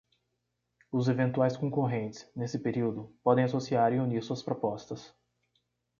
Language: Portuguese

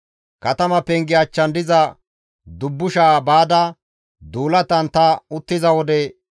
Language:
Gamo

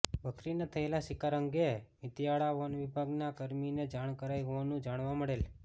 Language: Gujarati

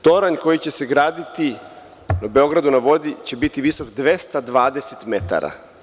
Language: Serbian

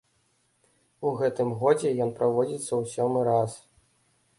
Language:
Belarusian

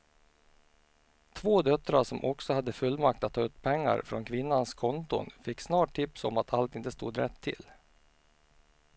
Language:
Swedish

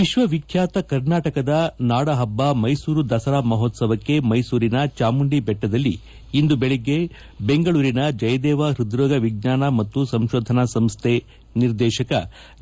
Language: Kannada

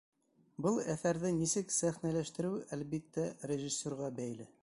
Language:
Bashkir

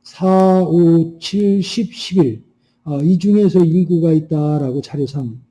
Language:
Korean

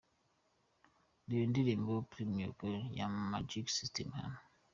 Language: Kinyarwanda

